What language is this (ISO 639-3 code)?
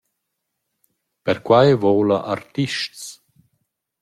roh